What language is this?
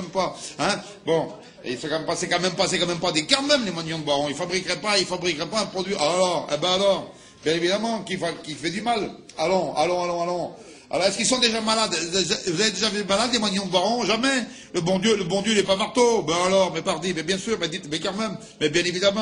French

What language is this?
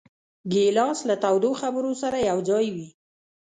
Pashto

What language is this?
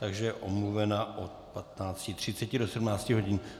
Czech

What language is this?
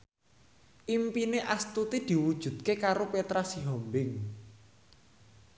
Javanese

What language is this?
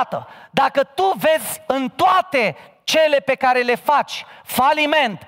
Romanian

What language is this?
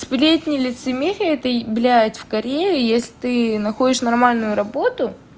Russian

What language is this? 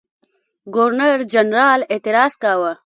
Pashto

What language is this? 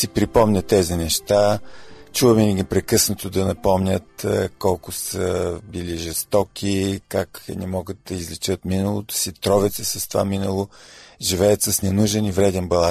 Bulgarian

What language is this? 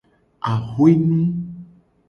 Gen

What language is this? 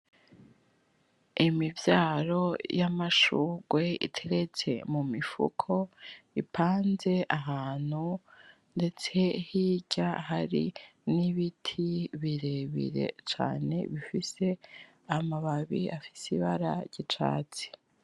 Rundi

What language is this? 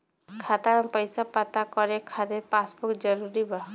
Bhojpuri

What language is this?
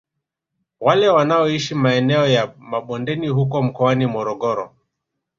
Swahili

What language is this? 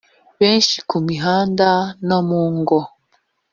Kinyarwanda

